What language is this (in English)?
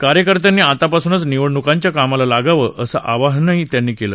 Marathi